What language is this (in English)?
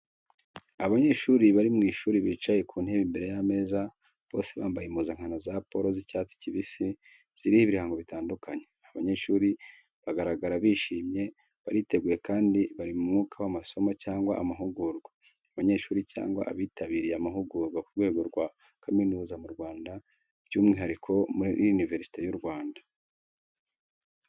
Kinyarwanda